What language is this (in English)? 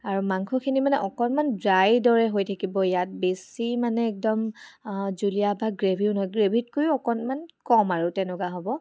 Assamese